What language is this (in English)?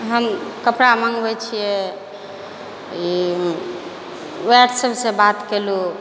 Maithili